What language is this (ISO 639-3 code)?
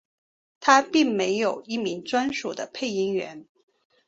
zho